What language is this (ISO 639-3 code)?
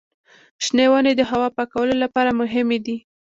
pus